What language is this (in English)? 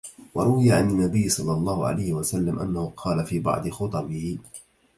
Arabic